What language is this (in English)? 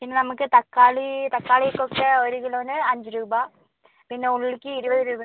Malayalam